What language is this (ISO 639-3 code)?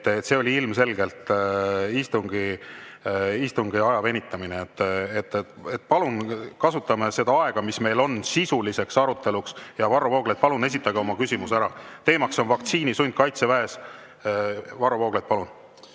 est